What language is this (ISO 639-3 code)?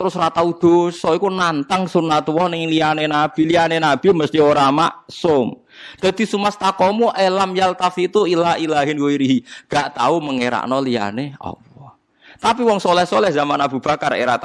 ind